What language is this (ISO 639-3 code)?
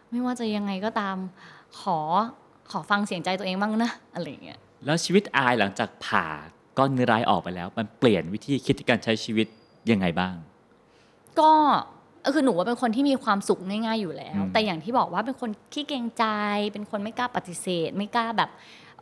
tha